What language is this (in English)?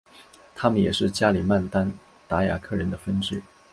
Chinese